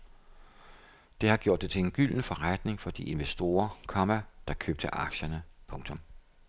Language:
Danish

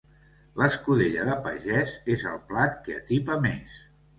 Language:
Catalan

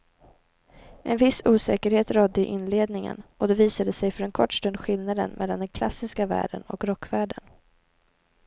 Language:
Swedish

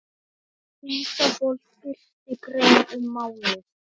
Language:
Icelandic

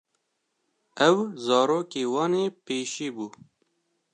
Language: Kurdish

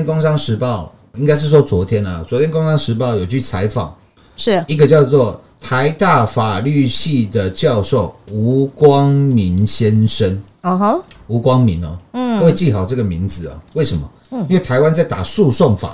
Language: Chinese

